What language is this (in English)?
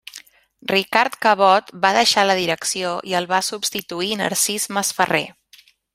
Catalan